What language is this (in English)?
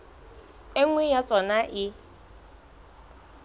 Southern Sotho